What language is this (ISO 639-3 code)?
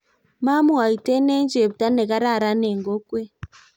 kln